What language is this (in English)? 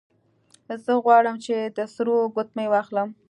Pashto